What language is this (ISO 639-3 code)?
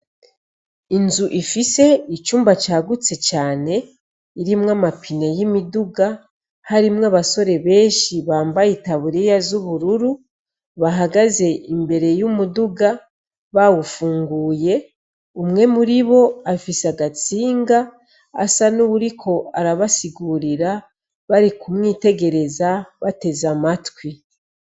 run